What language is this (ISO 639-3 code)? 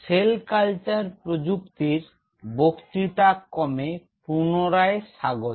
ben